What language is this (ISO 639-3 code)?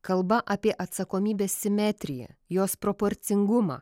lit